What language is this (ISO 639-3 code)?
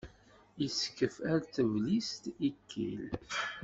kab